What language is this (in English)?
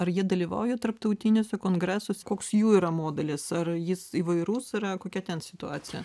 Lithuanian